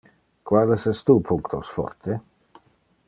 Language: Interlingua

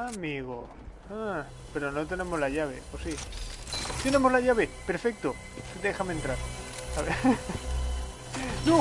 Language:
Spanish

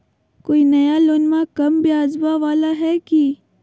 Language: Magahi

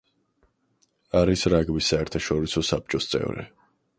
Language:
Georgian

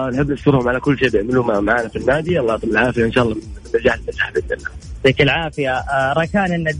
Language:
Arabic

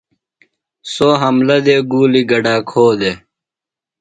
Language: Phalura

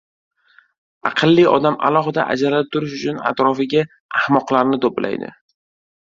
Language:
Uzbek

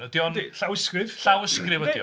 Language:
Welsh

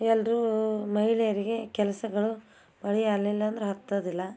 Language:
Kannada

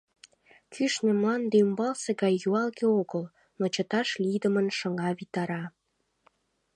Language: Mari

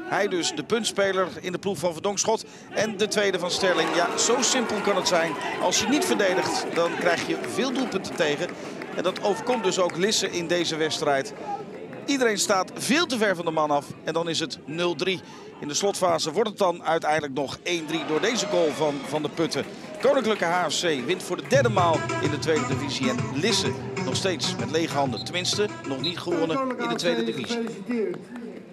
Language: Dutch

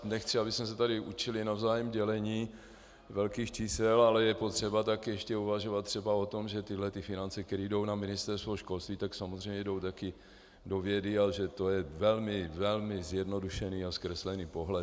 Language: Czech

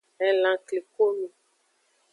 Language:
Aja (Benin)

